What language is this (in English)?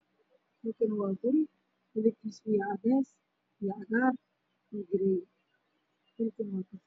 Somali